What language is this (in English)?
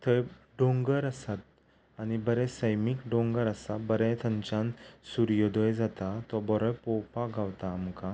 Konkani